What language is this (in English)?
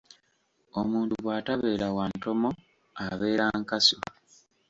Ganda